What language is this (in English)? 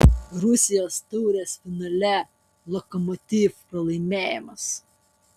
Lithuanian